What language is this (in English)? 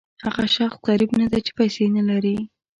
Pashto